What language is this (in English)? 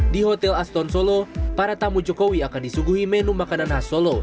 Indonesian